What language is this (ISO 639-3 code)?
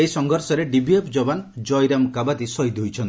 ori